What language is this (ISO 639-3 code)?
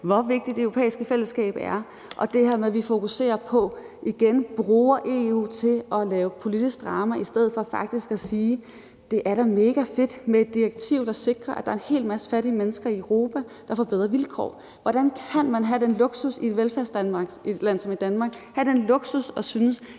dan